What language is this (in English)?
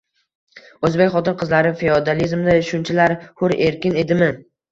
Uzbek